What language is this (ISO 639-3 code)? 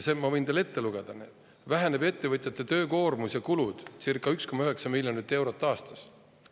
est